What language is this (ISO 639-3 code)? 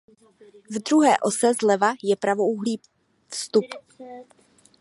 ces